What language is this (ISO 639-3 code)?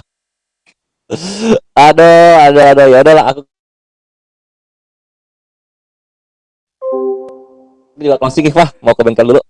ind